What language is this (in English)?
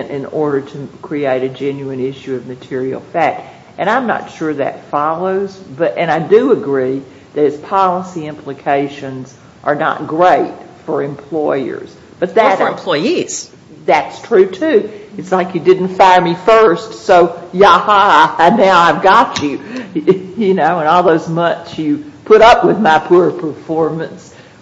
English